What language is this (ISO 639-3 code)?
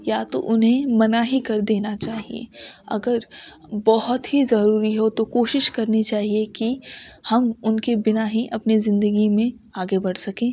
urd